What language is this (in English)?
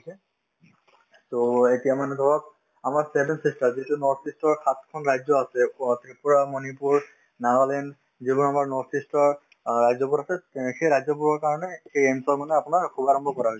Assamese